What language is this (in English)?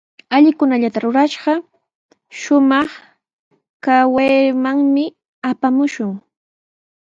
Sihuas Ancash Quechua